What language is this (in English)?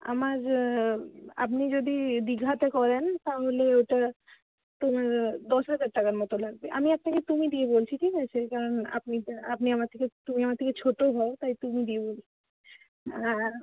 Bangla